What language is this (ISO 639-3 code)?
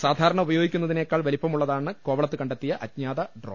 mal